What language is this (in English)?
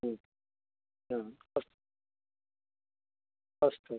Sanskrit